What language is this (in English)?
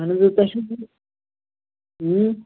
Kashmiri